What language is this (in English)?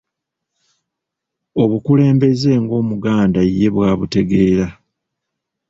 Ganda